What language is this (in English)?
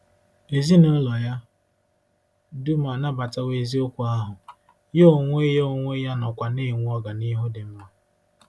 Igbo